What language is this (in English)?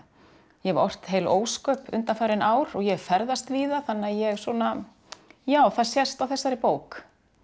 Icelandic